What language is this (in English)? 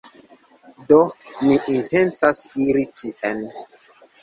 Esperanto